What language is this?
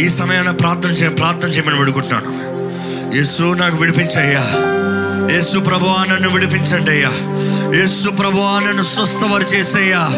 Telugu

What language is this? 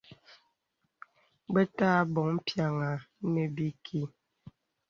Bebele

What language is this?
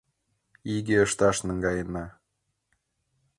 Mari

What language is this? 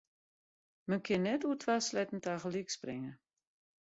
Western Frisian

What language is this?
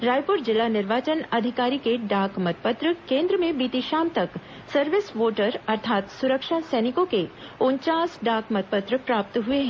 Hindi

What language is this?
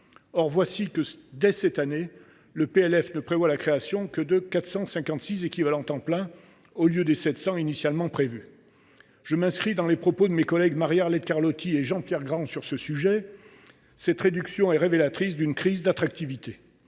French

